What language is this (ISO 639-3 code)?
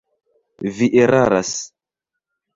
epo